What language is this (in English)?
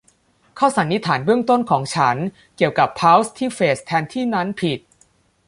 Thai